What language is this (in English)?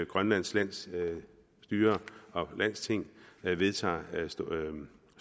Danish